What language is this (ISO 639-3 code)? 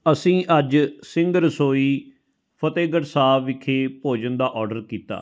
pan